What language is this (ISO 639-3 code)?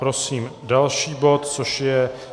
ces